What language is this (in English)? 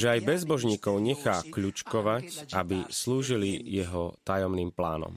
Slovak